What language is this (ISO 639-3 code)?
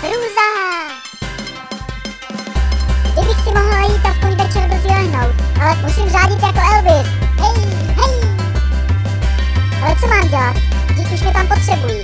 ces